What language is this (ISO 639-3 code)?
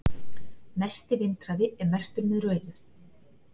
isl